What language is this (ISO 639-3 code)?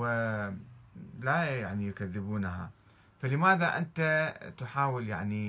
ara